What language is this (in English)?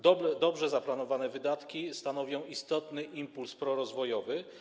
Polish